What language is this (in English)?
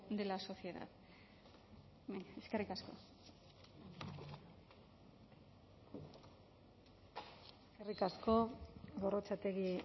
Basque